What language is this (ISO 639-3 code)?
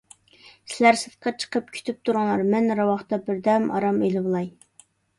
uig